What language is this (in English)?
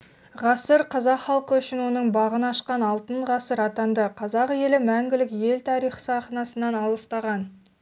Kazakh